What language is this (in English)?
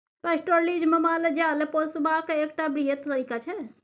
Maithili